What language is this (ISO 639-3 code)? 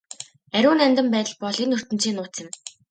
mon